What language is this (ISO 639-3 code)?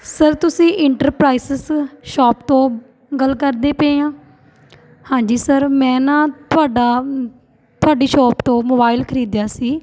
pan